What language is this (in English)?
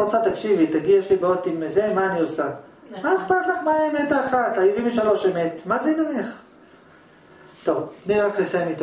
Hebrew